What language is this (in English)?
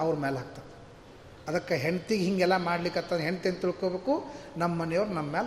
Kannada